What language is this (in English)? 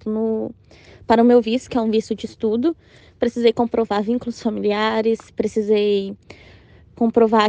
Portuguese